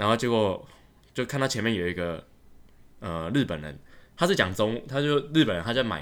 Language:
Chinese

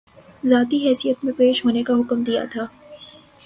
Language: Urdu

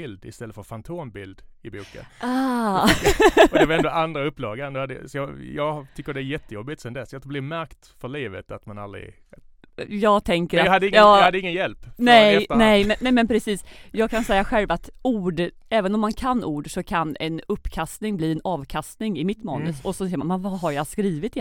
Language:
Swedish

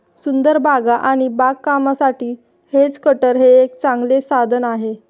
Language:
Marathi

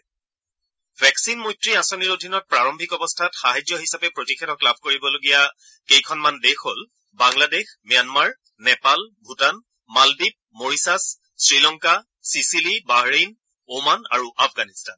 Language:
Assamese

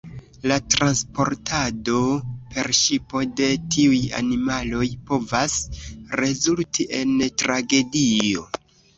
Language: Esperanto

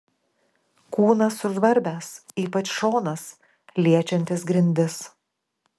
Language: Lithuanian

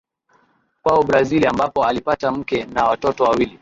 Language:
Swahili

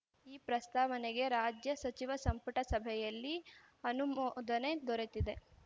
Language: Kannada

